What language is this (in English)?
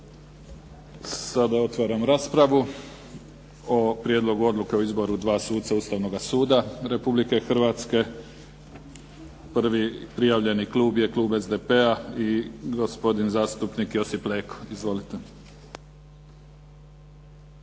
Croatian